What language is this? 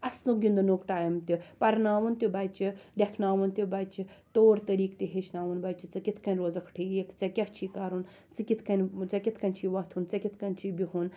Kashmiri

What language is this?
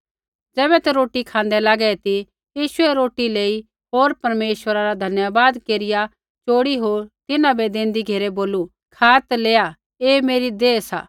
Kullu Pahari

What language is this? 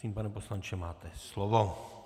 Czech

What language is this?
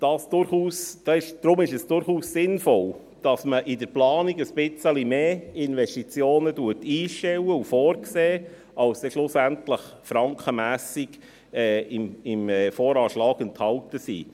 Swiss German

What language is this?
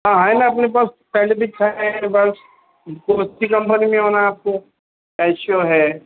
Urdu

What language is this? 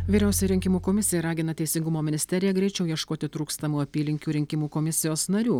Lithuanian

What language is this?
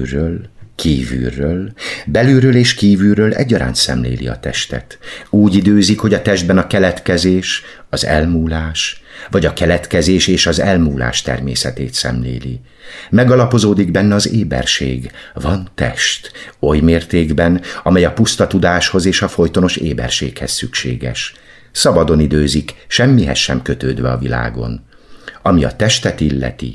Hungarian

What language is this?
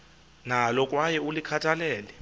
Xhosa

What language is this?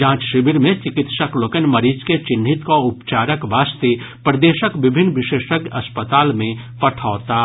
Maithili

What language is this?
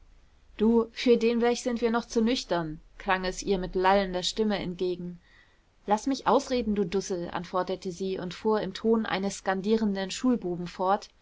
German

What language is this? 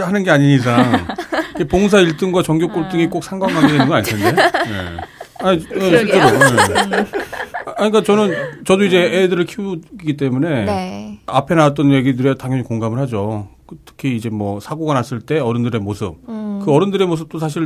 Korean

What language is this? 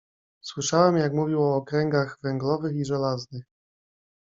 Polish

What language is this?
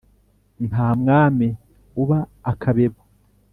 Kinyarwanda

